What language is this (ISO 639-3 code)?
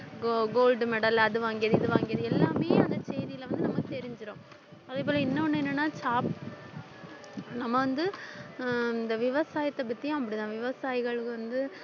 tam